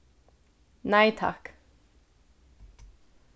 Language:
Faroese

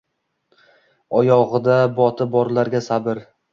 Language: Uzbek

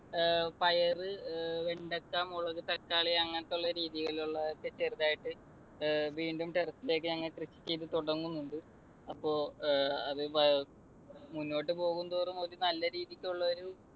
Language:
Malayalam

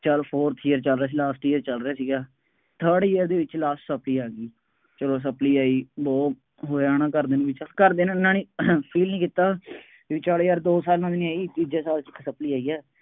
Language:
Punjabi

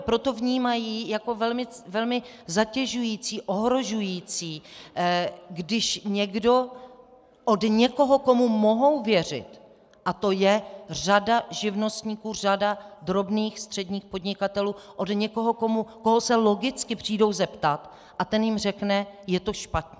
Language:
Czech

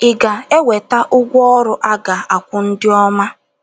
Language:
Igbo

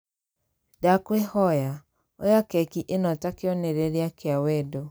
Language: Kikuyu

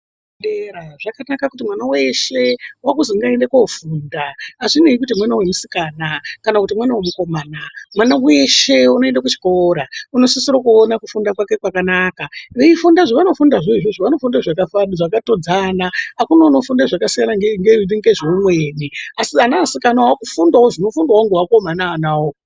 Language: Ndau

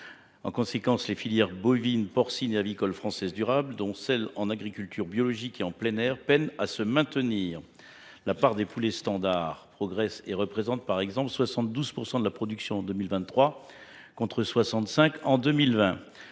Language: French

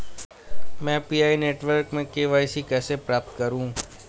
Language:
Hindi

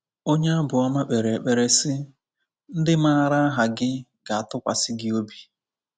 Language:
Igbo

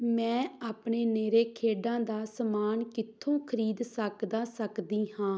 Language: Punjabi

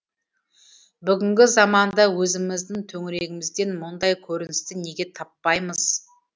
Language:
Kazakh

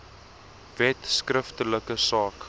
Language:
Afrikaans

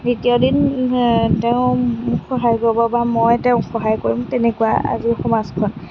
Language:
Assamese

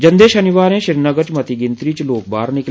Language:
Dogri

